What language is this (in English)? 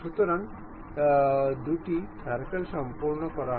Bangla